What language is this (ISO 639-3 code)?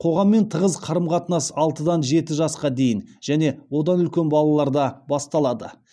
kaz